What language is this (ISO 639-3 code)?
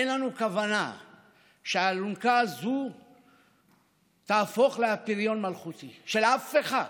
heb